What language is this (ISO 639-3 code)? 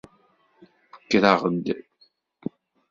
kab